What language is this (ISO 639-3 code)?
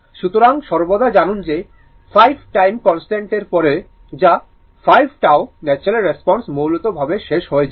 ben